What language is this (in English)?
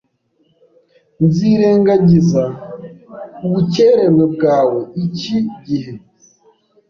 Kinyarwanda